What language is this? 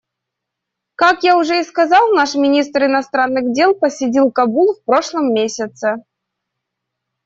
Russian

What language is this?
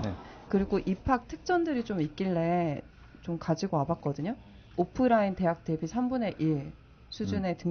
Korean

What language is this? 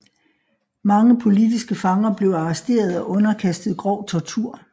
Danish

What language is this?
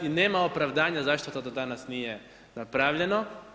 Croatian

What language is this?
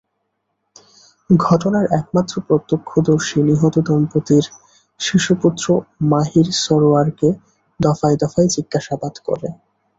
Bangla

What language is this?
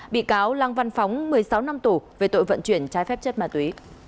Vietnamese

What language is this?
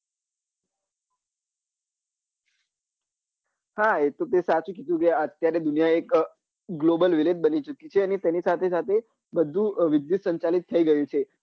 Gujarati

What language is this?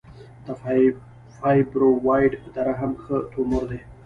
Pashto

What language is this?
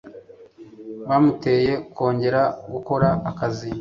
Kinyarwanda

